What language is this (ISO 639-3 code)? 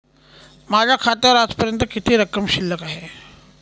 mar